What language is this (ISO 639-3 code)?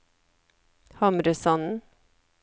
nor